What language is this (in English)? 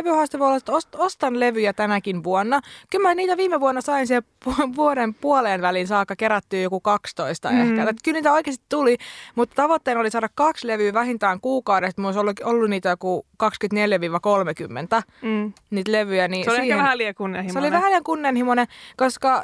Finnish